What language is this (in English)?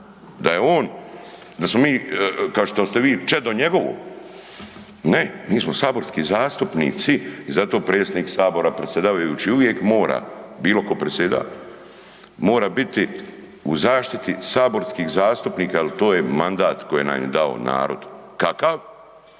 Croatian